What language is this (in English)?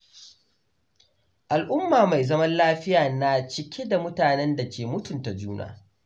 Hausa